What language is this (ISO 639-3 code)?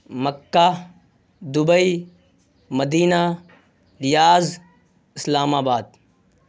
urd